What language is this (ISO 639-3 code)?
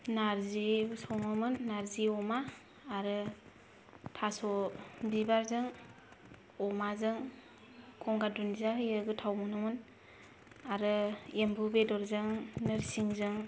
brx